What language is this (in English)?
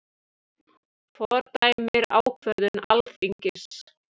Icelandic